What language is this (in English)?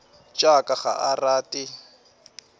Northern Sotho